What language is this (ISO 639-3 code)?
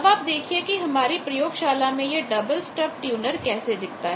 hin